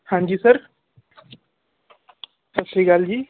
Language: Punjabi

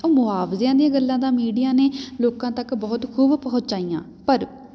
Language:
Punjabi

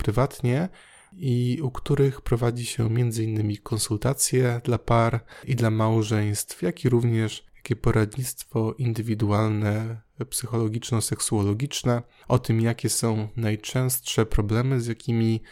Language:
Polish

